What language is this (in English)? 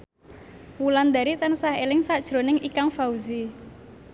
Javanese